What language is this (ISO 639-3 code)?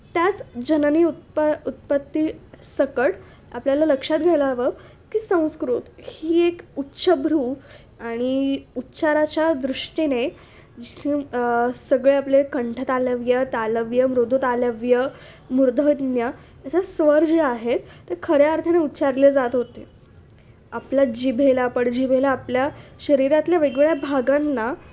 mar